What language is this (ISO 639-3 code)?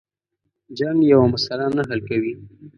pus